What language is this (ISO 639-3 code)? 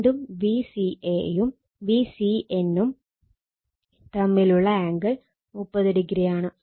mal